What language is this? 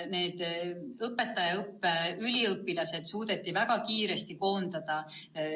Estonian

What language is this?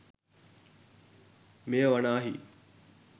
Sinhala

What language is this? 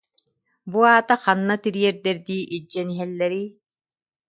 Yakut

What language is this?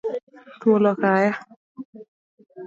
Luo (Kenya and Tanzania)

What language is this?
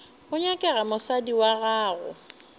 Northern Sotho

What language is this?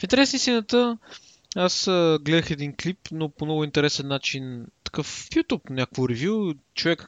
Bulgarian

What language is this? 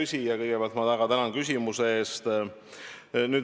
Estonian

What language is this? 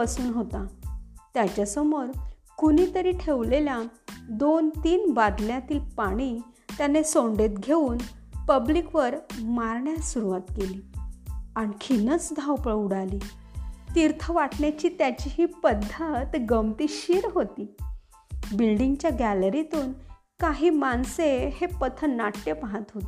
Marathi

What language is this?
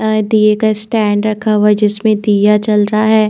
Hindi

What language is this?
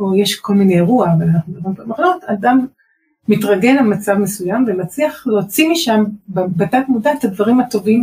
Hebrew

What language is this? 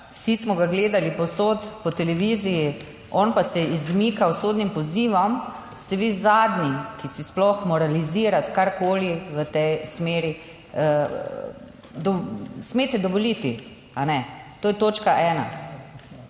Slovenian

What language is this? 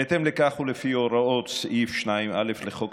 Hebrew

